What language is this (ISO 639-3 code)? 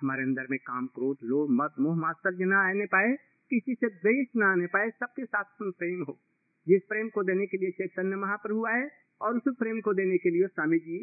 hin